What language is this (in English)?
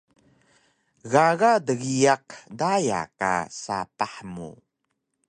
Taroko